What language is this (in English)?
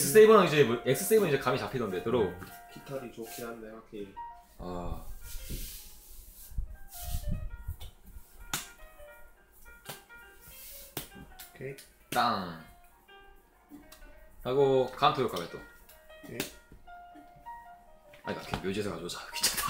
Korean